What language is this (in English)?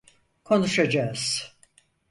Turkish